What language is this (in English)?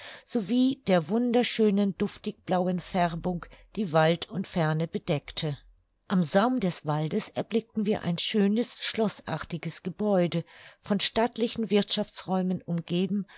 German